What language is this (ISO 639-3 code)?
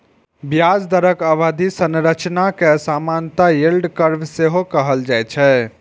mai